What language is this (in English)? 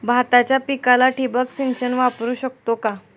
Marathi